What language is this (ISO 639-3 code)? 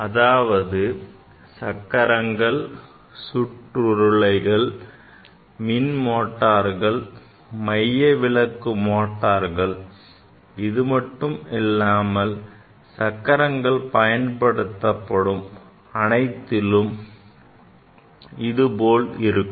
tam